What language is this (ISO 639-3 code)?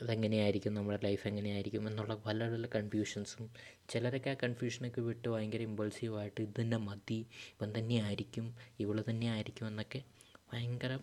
mal